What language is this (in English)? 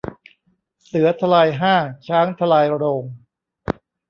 Thai